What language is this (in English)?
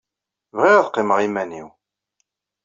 Kabyle